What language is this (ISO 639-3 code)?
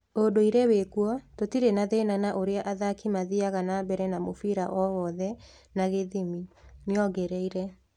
kik